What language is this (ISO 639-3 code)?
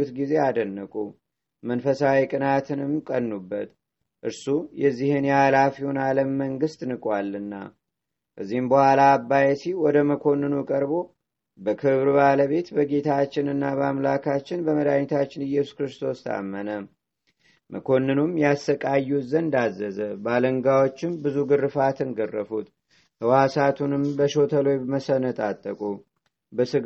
amh